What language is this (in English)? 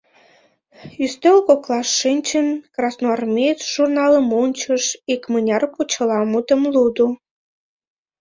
Mari